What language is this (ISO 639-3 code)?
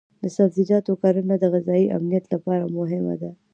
pus